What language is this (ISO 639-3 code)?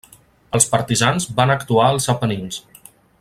cat